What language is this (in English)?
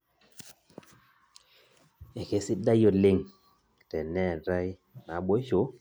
Masai